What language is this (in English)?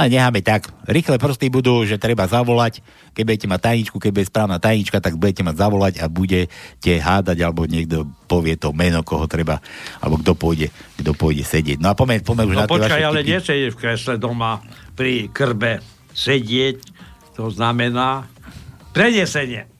Slovak